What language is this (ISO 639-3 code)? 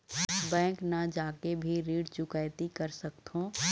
hne